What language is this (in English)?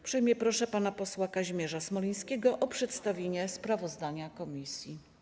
Polish